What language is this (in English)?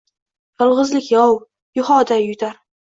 Uzbek